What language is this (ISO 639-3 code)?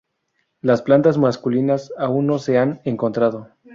spa